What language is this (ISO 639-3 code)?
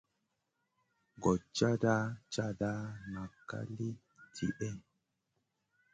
mcn